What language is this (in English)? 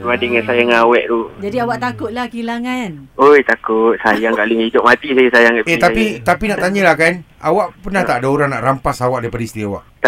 Malay